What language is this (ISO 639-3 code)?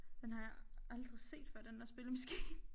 dan